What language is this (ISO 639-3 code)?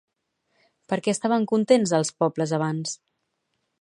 cat